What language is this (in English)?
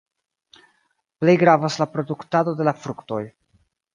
Esperanto